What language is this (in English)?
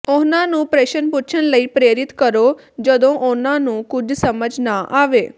Punjabi